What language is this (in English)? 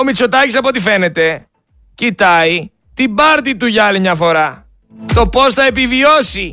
Greek